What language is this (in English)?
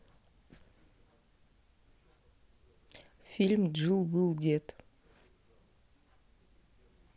Russian